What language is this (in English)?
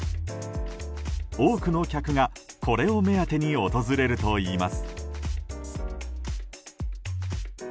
Japanese